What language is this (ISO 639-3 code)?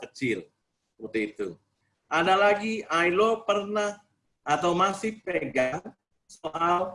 ind